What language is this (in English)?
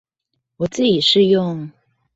Chinese